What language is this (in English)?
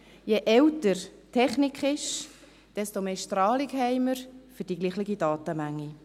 Swiss German